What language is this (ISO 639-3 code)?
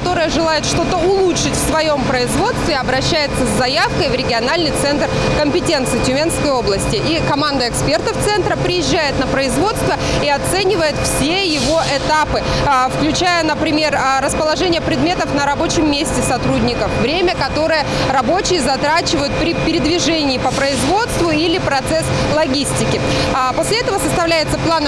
rus